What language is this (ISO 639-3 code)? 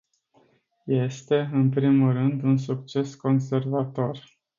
ron